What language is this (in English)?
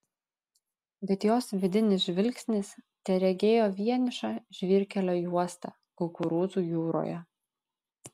Lithuanian